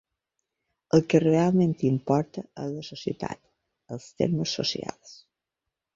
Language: Catalan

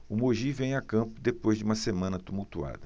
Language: Portuguese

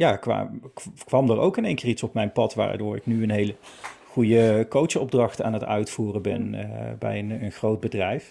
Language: Dutch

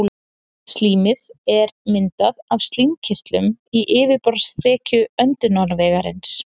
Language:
Icelandic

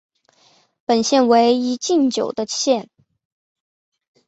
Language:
Chinese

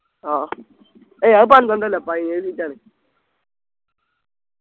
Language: Malayalam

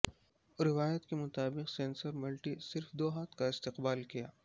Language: Urdu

